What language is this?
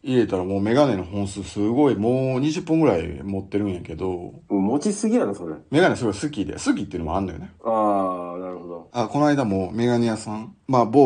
Japanese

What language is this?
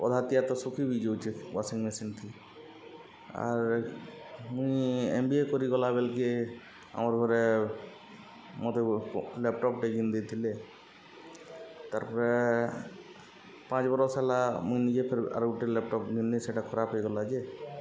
Odia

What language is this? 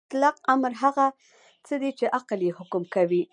Pashto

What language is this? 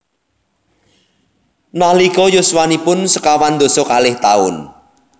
Javanese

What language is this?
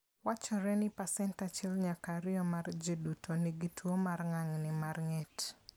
Luo (Kenya and Tanzania)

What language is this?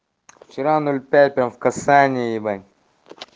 Russian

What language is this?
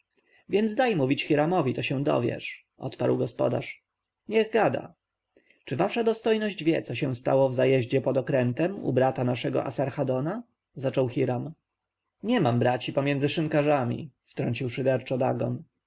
Polish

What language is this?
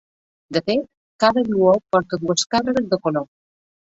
Catalan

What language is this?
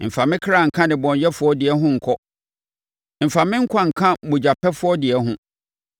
Akan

